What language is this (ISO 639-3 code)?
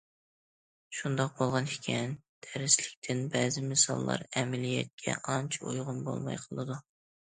uig